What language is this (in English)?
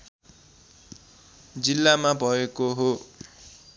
Nepali